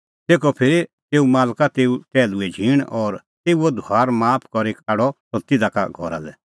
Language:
Kullu Pahari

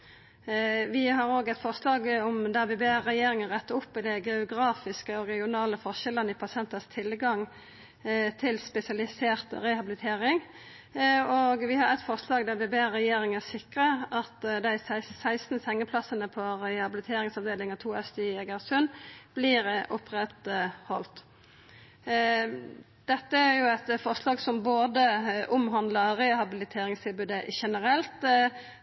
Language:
Norwegian Nynorsk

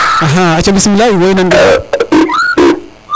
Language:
Serer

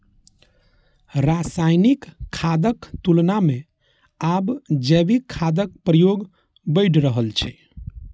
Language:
Maithili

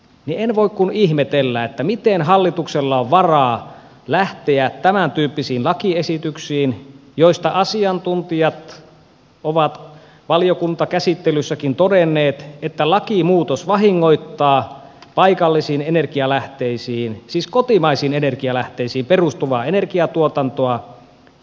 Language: Finnish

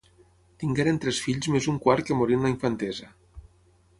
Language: Catalan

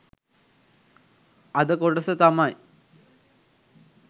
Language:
Sinhala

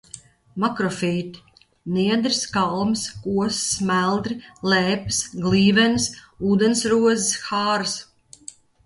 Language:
Latvian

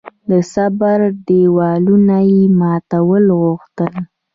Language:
Pashto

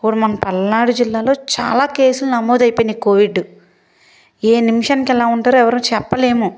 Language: Telugu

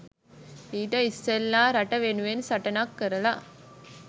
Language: Sinhala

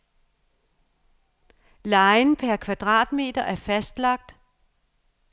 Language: Danish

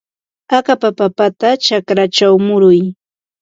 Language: Ambo-Pasco Quechua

